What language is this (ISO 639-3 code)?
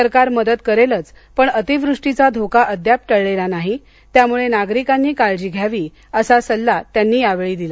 mar